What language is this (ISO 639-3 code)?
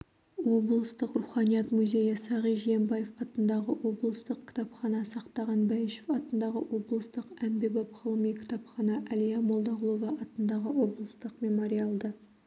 kaz